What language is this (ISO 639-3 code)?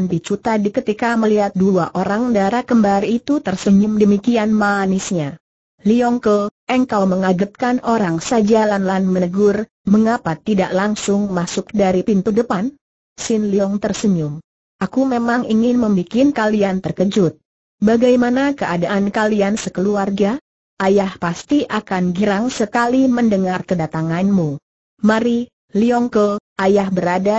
ind